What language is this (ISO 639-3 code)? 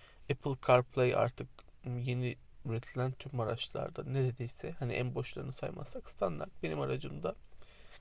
tur